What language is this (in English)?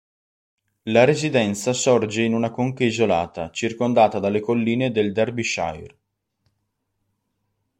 Italian